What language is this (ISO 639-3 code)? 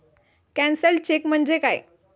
mar